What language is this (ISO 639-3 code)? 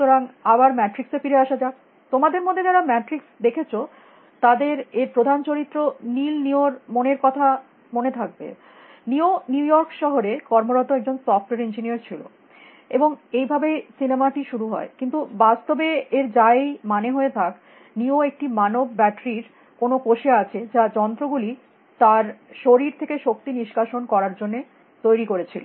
ben